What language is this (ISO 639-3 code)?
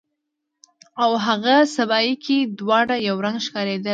pus